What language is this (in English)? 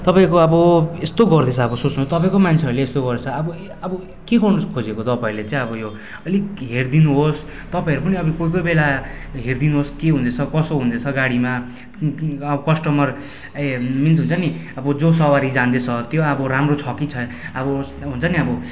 Nepali